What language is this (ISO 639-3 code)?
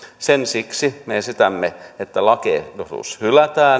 fin